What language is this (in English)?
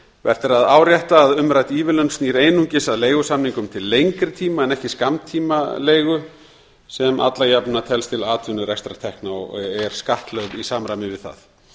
Icelandic